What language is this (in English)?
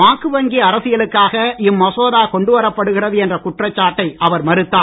Tamil